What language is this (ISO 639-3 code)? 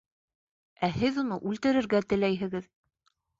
bak